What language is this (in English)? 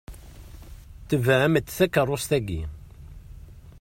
Kabyle